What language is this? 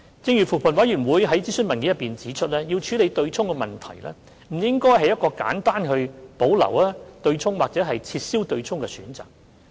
Cantonese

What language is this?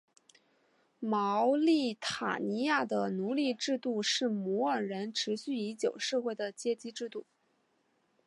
Chinese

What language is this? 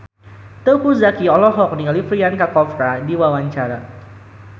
Sundanese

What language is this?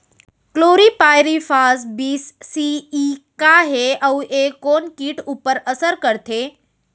Chhattisgarhi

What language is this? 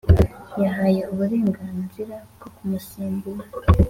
Kinyarwanda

